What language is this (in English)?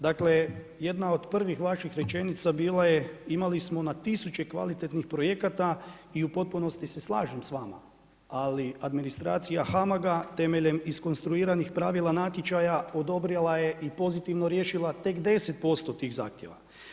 Croatian